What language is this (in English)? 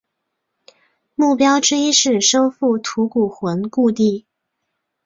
Chinese